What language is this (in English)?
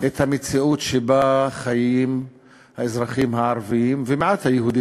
Hebrew